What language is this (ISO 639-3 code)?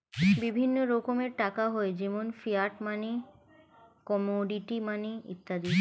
ben